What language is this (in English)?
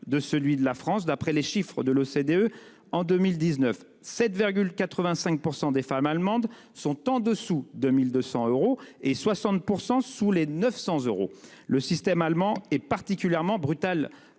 French